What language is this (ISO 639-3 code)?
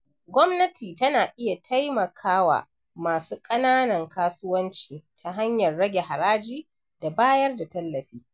hau